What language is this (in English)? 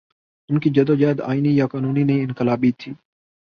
Urdu